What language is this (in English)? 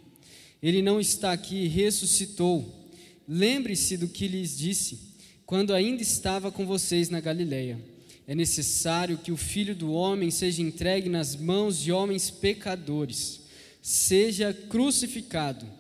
Portuguese